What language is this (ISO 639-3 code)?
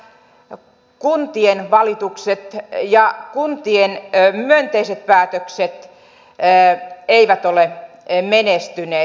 fin